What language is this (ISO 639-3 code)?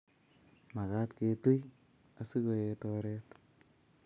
kln